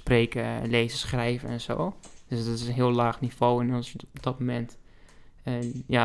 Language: Dutch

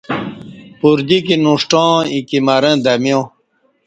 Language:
Kati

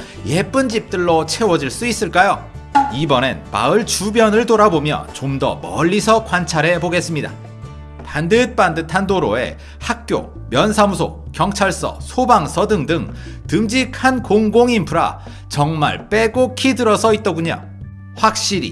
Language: Korean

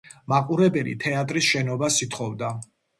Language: Georgian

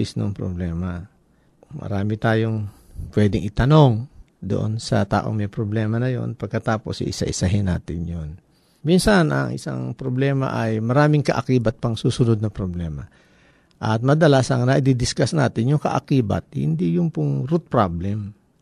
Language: Filipino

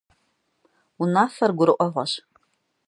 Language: Kabardian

